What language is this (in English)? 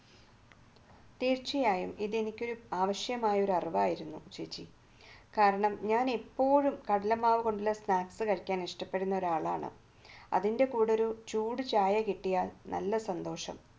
Malayalam